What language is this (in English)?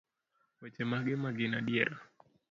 Luo (Kenya and Tanzania)